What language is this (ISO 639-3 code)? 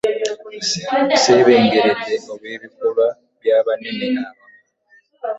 lug